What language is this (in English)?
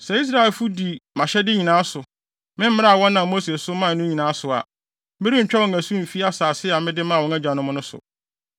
Akan